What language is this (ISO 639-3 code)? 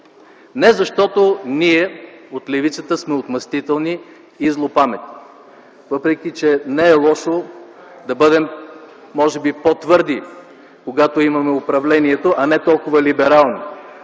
bul